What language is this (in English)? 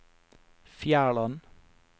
Norwegian